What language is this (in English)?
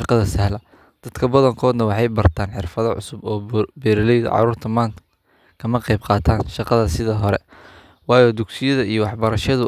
Somali